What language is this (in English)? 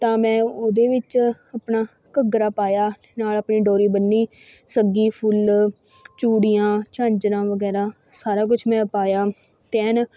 Punjabi